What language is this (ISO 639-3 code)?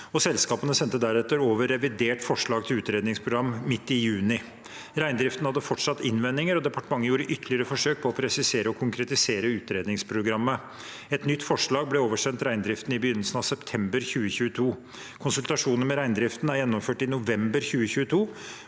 nor